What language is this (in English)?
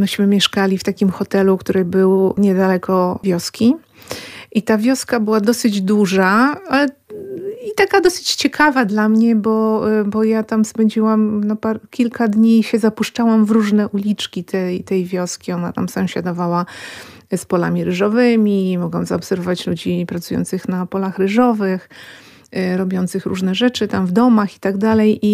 Polish